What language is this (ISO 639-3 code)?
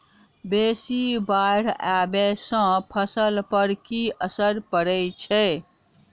mai